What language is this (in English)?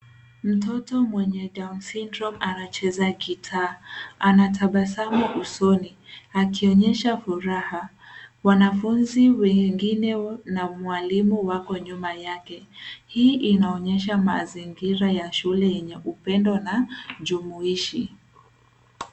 Swahili